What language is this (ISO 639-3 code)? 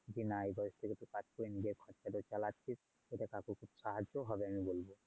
ben